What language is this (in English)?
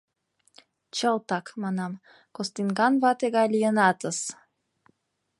Mari